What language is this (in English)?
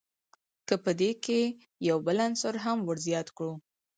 Pashto